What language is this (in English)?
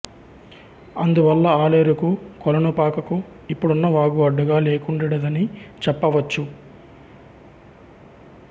Telugu